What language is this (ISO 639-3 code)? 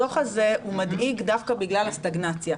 heb